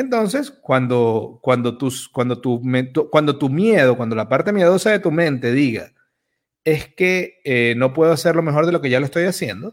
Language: Spanish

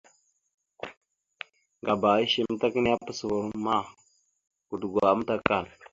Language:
Mada (Cameroon)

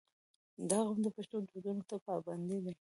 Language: Pashto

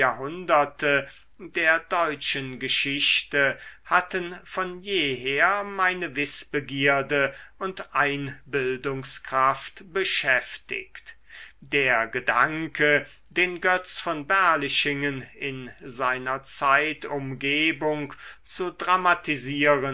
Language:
German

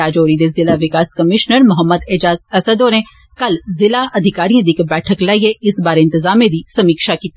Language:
Dogri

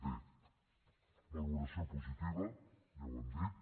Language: Catalan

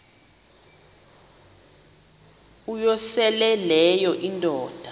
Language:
Xhosa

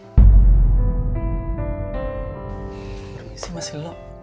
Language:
Indonesian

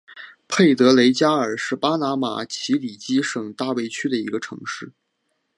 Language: Chinese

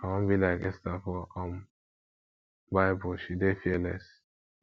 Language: Nigerian Pidgin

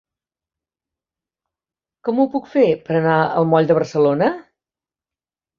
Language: Catalan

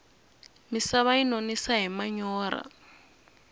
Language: Tsonga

